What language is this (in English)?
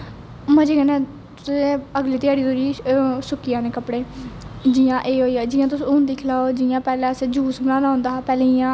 Dogri